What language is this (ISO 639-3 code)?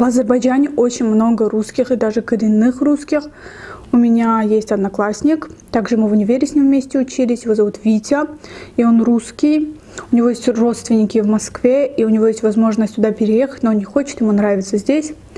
rus